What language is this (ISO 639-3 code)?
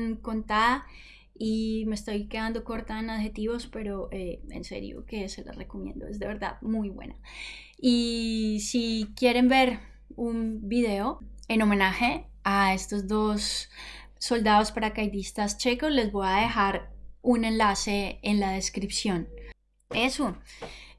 spa